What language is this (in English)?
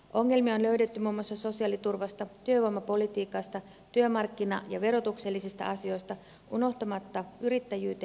Finnish